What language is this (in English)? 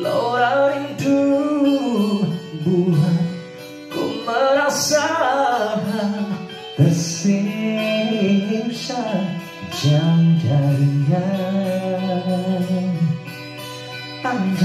Indonesian